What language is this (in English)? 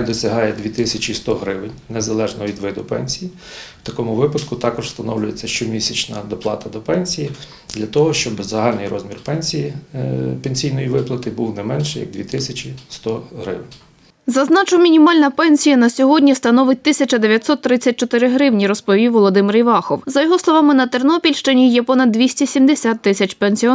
Ukrainian